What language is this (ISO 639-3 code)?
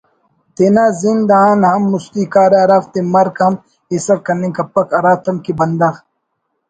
brh